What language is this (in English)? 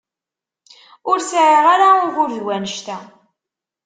Kabyle